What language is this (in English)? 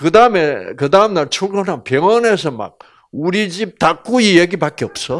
Korean